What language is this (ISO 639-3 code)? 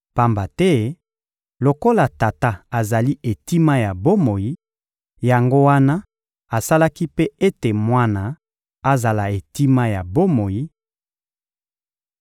lin